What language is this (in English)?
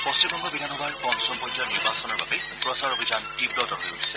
Assamese